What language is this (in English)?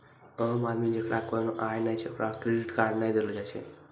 Maithili